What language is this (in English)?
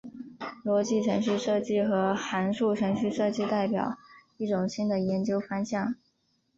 Chinese